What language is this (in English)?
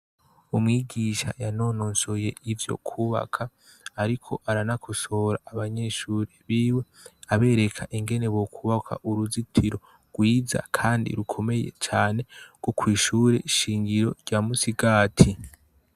Rundi